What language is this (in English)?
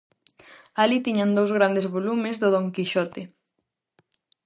Galician